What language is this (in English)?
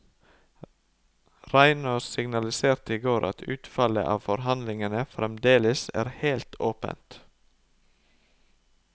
Norwegian